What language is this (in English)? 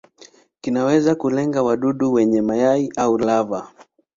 Swahili